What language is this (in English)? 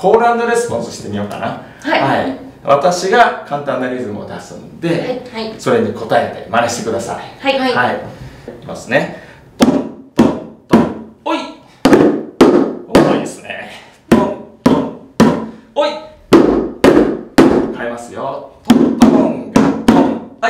Japanese